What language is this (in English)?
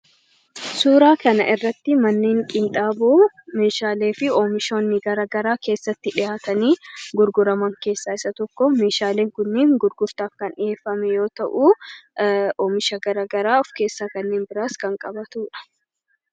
Oromo